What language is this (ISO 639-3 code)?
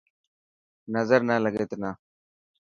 mki